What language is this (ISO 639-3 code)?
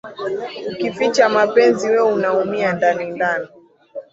swa